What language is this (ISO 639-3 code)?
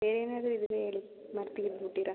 kan